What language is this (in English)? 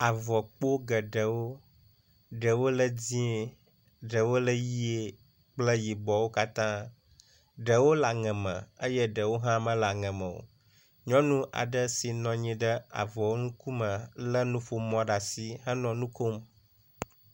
Ewe